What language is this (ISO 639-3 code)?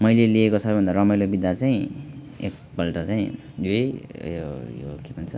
nep